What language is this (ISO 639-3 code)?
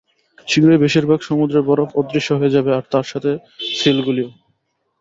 ben